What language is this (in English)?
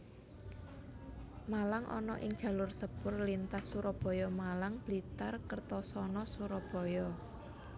Javanese